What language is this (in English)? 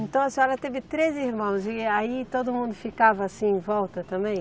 Portuguese